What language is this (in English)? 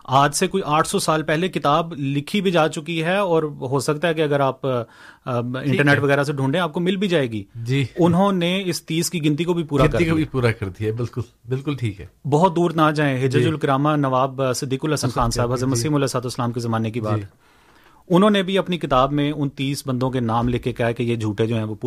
Urdu